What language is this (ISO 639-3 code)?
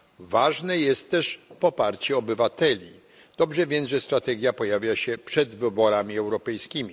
pol